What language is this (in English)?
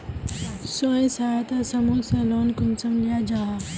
Magahi